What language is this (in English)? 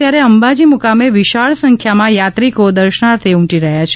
Gujarati